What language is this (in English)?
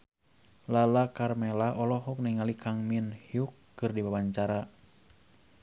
Sundanese